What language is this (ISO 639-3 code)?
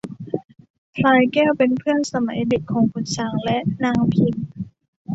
tha